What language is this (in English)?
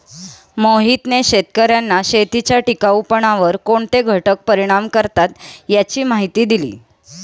Marathi